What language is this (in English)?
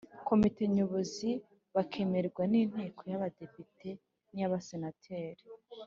Kinyarwanda